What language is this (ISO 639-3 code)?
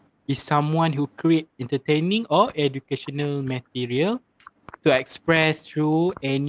msa